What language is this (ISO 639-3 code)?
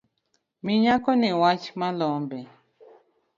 luo